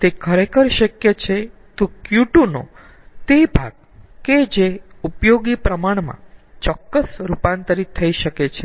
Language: Gujarati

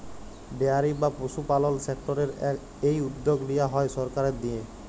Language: Bangla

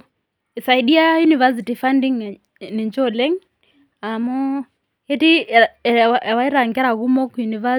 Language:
Masai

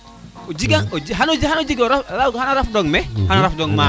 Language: Serer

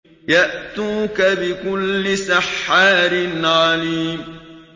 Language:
Arabic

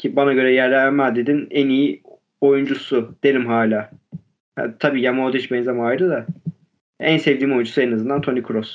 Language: Turkish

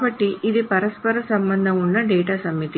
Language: Telugu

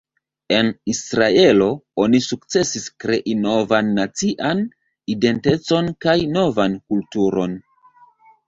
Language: Esperanto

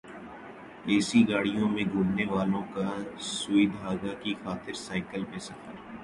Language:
Urdu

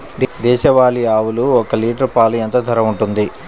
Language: Telugu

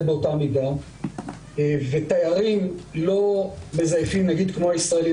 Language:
Hebrew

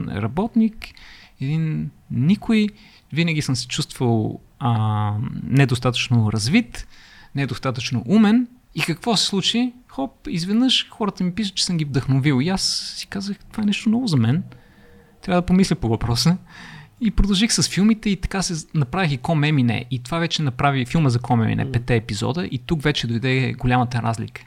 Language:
Bulgarian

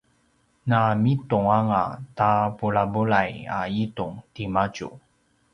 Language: Paiwan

